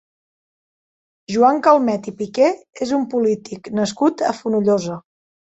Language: Catalan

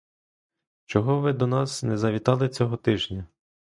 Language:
Ukrainian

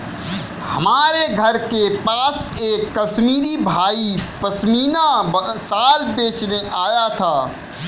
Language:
Hindi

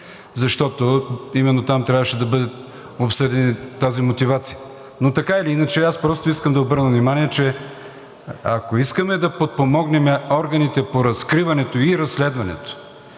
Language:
Bulgarian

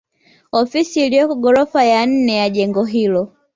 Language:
Swahili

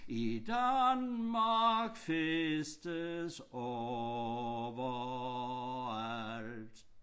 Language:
Danish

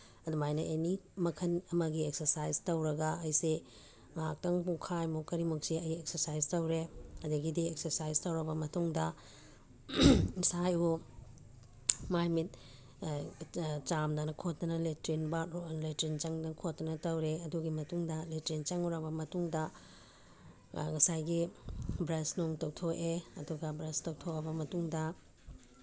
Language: Manipuri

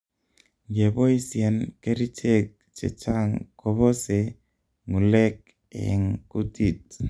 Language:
Kalenjin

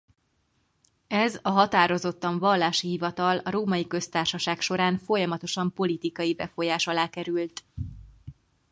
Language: Hungarian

